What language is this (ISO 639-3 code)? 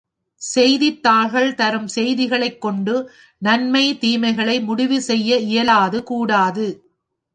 tam